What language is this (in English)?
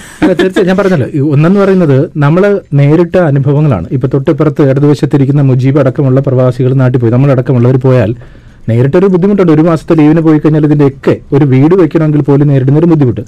Malayalam